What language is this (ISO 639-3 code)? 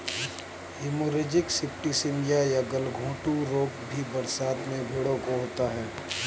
hin